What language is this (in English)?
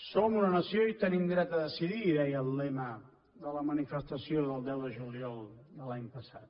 Catalan